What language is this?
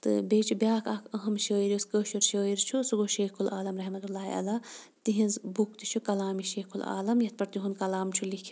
Kashmiri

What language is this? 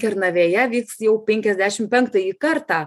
Lithuanian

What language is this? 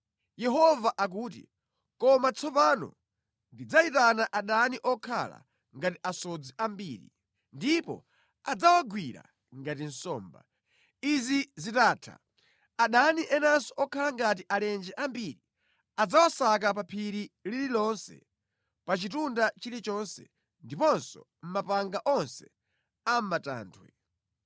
Nyanja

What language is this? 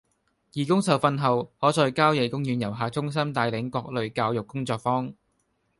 Cantonese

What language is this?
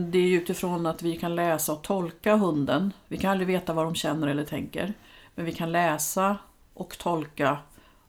Swedish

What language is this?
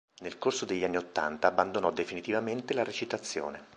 Italian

